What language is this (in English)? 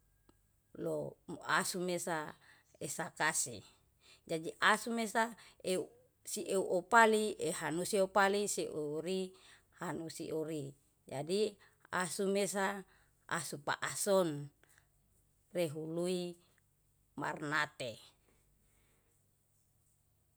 Yalahatan